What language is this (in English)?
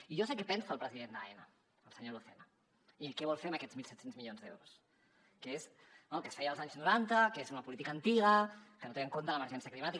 Catalan